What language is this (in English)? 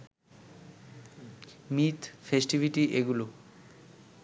Bangla